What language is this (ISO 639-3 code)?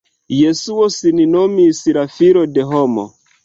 epo